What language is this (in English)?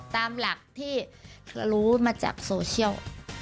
Thai